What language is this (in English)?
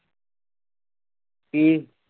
Punjabi